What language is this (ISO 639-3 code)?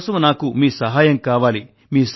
tel